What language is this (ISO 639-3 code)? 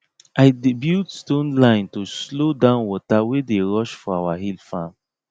pcm